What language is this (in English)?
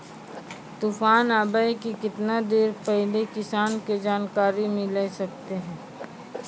Maithili